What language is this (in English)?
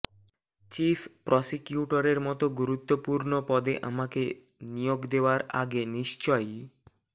Bangla